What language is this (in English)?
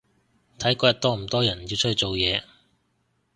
Cantonese